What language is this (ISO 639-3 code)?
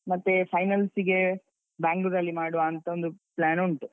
kan